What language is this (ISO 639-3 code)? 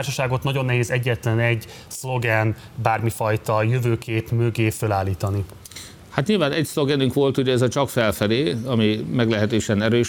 hun